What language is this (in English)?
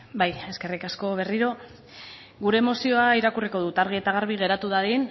Basque